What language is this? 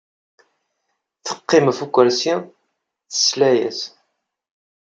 Kabyle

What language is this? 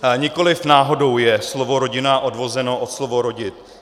Czech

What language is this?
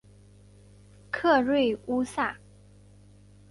Chinese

